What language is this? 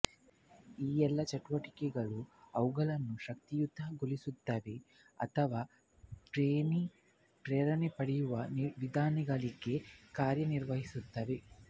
Kannada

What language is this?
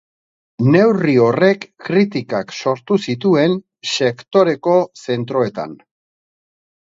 Basque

